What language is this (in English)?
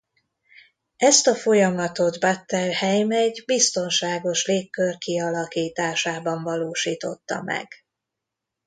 Hungarian